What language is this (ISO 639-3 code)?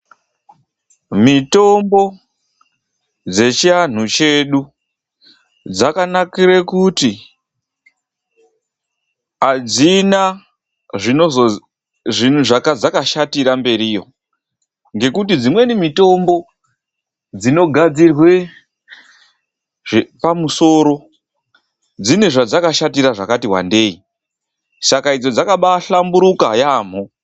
ndc